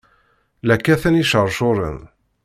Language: Kabyle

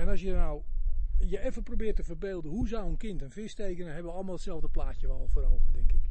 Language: Dutch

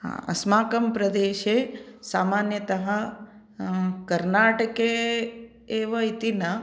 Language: Sanskrit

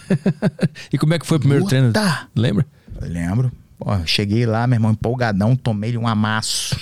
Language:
Portuguese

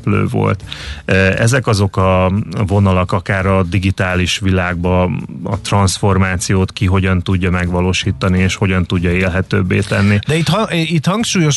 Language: Hungarian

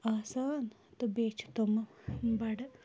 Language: Kashmiri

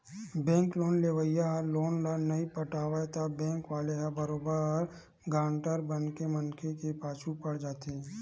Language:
Chhattisgarhi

